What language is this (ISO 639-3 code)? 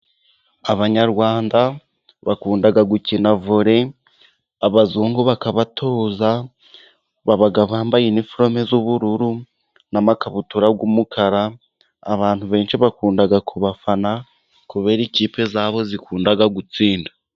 kin